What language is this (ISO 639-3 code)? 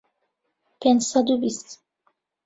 ckb